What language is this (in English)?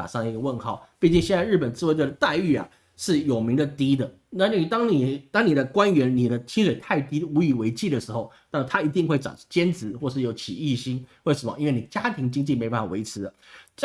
Chinese